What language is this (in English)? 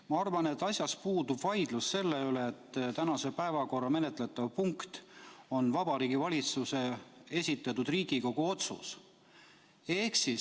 Estonian